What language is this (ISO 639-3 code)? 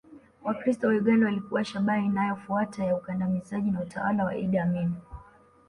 swa